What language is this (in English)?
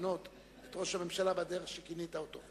Hebrew